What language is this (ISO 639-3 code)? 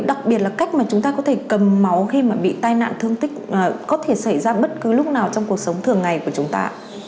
vie